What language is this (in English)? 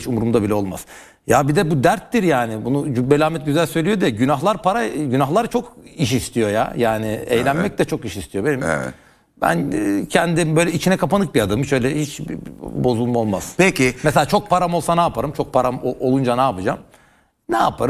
Turkish